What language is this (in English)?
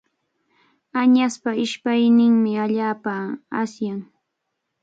Cajatambo North Lima Quechua